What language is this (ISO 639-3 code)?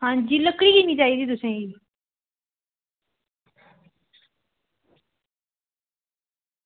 doi